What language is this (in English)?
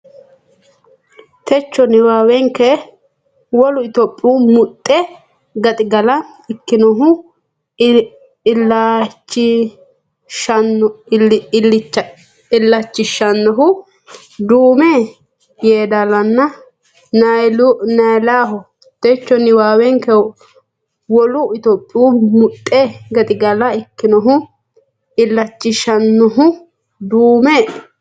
Sidamo